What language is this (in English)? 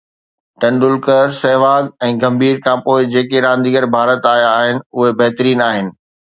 Sindhi